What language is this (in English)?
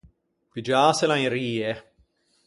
Ligurian